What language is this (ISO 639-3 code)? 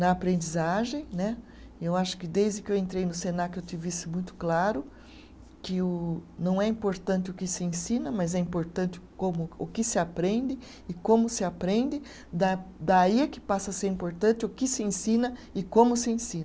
por